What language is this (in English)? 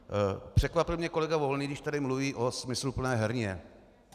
Czech